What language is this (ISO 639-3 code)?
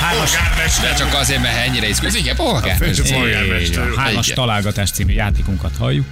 hun